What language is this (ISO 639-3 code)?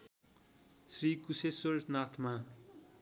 nep